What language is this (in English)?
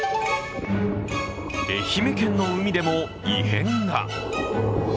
Japanese